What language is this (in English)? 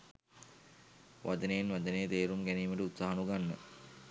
Sinhala